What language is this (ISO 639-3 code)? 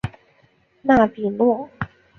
zho